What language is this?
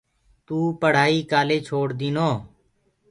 Gurgula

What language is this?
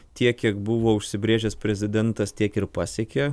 Lithuanian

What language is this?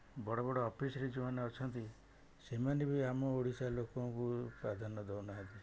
Odia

